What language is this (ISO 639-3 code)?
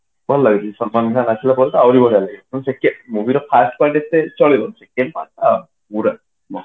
ori